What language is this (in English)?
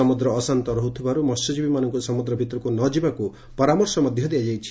Odia